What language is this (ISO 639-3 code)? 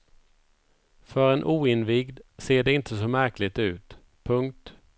swe